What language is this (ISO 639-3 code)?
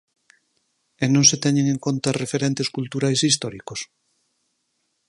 glg